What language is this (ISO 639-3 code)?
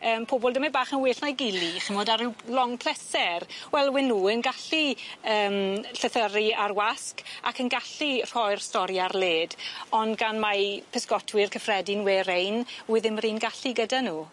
cym